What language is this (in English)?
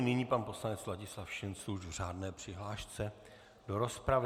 Czech